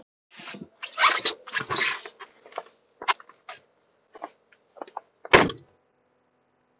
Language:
Icelandic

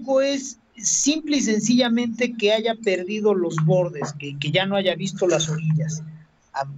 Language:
Spanish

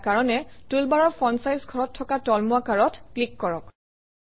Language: Assamese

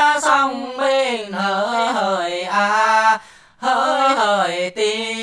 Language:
Vietnamese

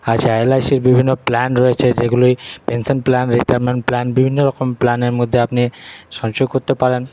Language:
Bangla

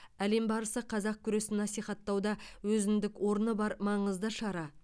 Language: Kazakh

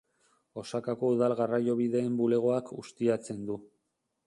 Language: Basque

